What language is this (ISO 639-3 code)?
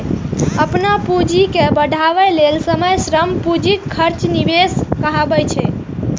mai